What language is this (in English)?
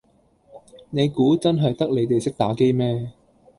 Cantonese